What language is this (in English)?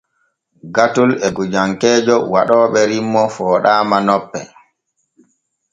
Borgu Fulfulde